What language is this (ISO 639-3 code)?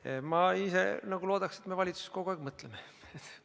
est